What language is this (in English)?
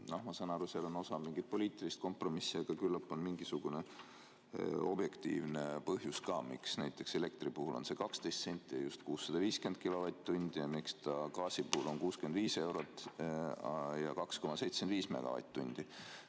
Estonian